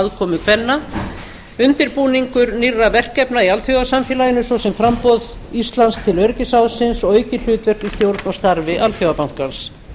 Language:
Icelandic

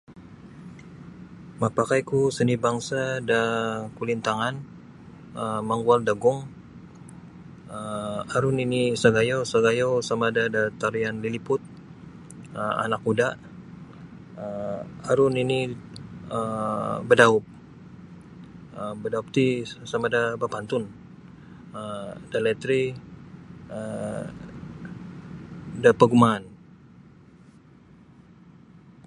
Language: Sabah Bisaya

